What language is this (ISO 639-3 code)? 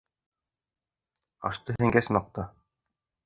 bak